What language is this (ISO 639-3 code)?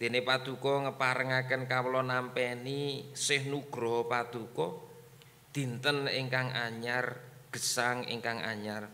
ind